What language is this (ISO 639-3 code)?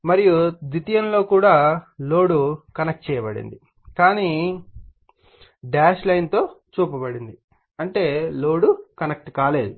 tel